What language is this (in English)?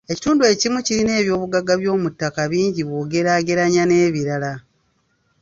Ganda